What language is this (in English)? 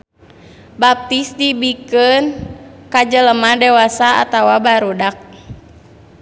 Sundanese